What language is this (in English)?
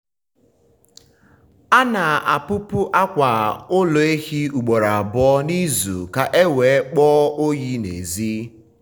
Igbo